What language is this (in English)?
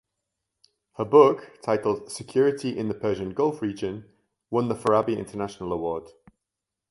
English